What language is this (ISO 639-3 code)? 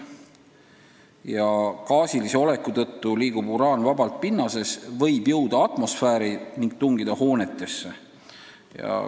est